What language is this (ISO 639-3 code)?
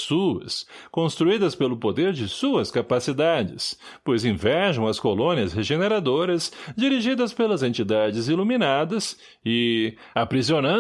por